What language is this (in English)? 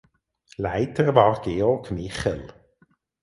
German